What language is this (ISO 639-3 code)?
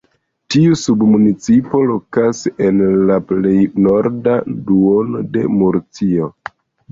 epo